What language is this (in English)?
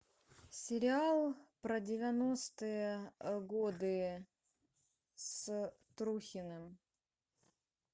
Russian